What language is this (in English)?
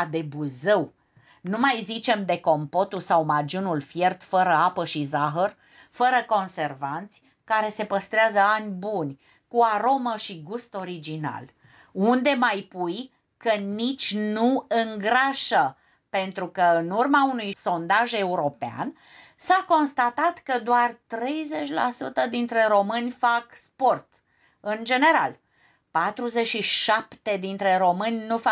Romanian